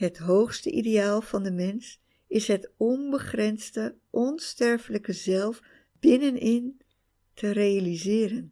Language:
Dutch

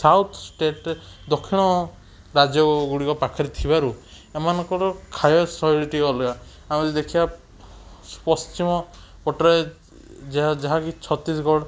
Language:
Odia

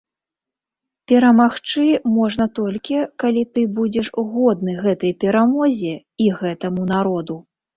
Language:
Belarusian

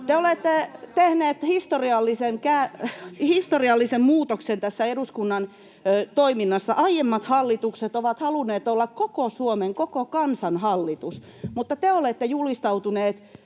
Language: Finnish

